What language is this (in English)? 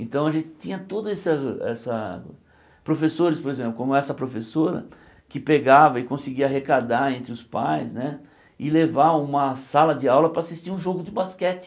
Portuguese